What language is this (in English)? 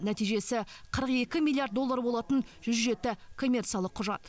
Kazakh